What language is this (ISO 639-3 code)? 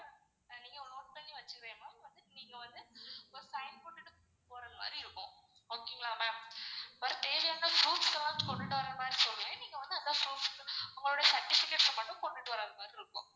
tam